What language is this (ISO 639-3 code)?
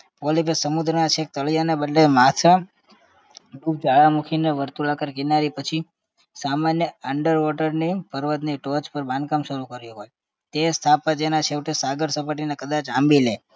guj